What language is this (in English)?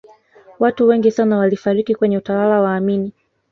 Swahili